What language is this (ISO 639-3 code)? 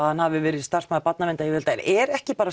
isl